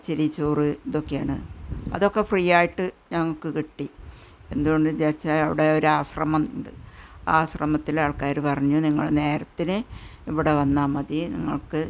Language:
Malayalam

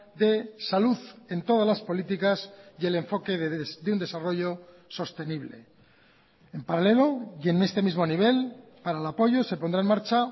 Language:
Spanish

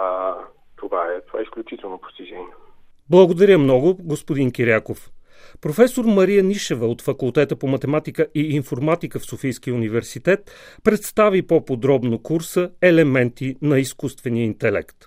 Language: Bulgarian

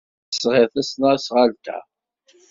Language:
Kabyle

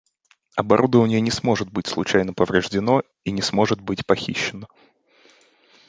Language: Russian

